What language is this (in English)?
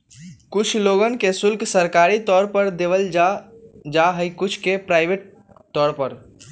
Magahi